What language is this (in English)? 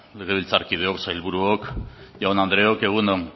Basque